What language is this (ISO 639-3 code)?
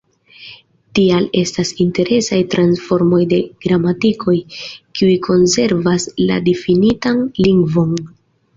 epo